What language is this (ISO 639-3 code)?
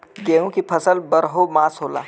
bho